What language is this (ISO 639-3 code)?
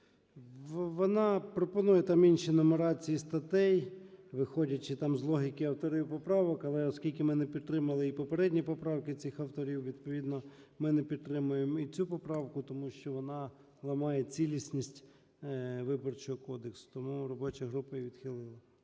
ukr